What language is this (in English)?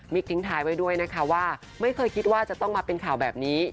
Thai